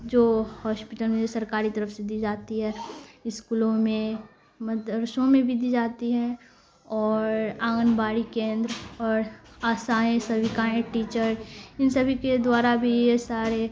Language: Urdu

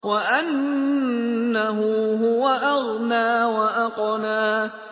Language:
Arabic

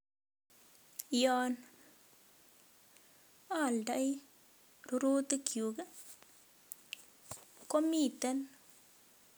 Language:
Kalenjin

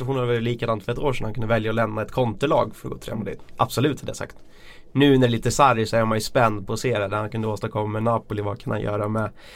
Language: Swedish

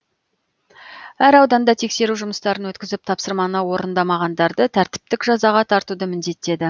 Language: Kazakh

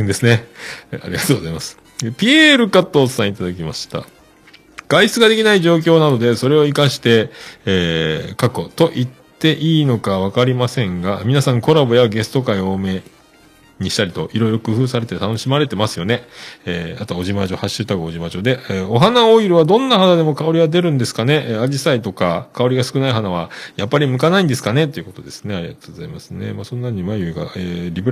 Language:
Japanese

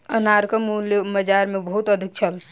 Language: Maithili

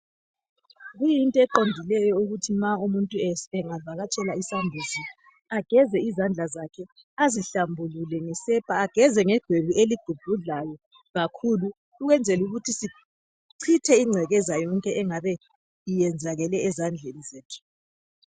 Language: North Ndebele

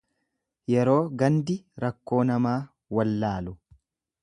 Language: Oromo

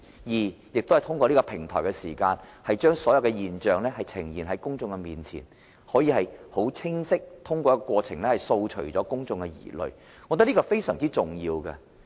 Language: Cantonese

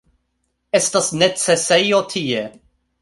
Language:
Esperanto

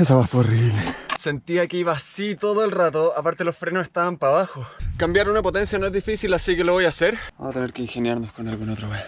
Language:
Spanish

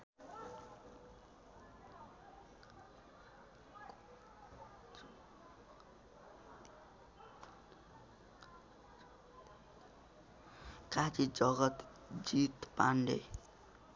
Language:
Nepali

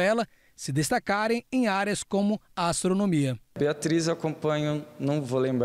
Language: Portuguese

